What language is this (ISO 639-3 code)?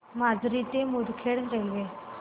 mar